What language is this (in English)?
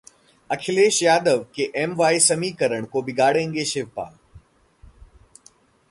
Hindi